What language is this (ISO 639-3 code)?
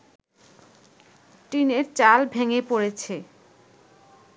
ben